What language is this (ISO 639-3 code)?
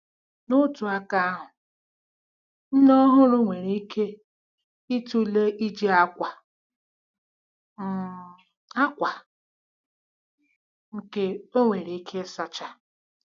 ibo